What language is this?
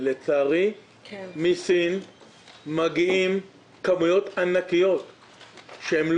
Hebrew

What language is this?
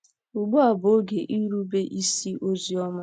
Igbo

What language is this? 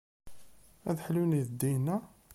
Kabyle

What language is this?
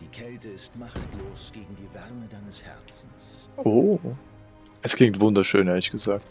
German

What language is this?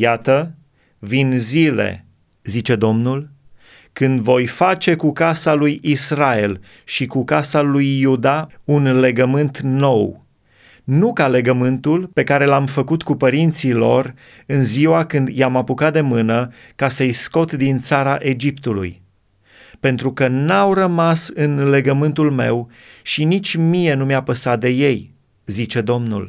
Romanian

